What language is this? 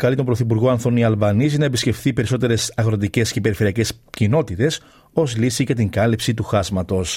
Greek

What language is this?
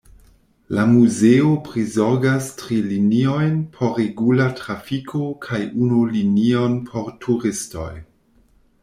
Esperanto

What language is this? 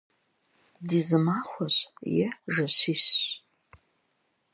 Kabardian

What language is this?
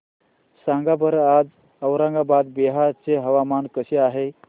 Marathi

